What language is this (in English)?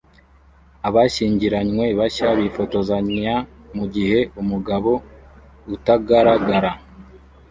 Kinyarwanda